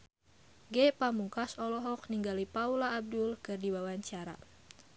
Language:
Sundanese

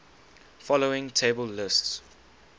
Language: English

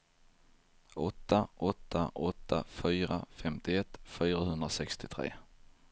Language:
Swedish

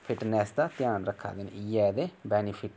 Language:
Dogri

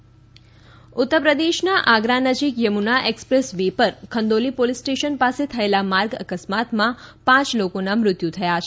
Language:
Gujarati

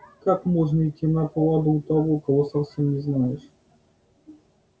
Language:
Russian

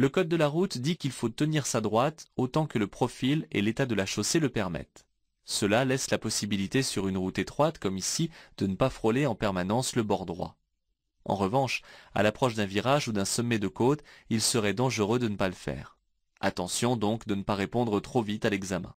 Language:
French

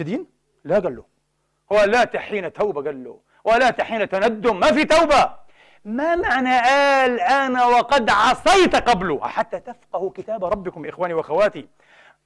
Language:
Arabic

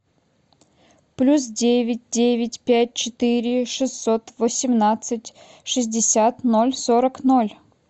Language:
Russian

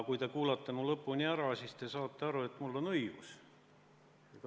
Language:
Estonian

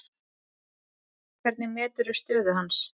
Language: Icelandic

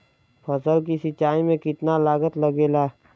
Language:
Bhojpuri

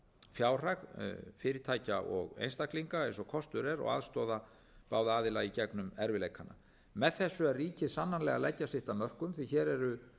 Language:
Icelandic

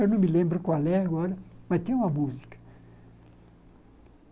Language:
Portuguese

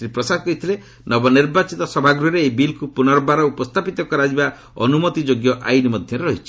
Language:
Odia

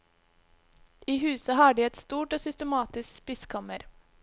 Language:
Norwegian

